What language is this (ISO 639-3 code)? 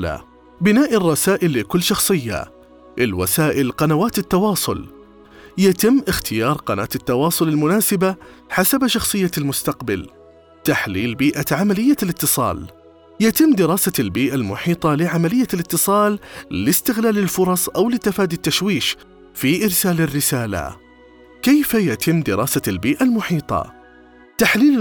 ara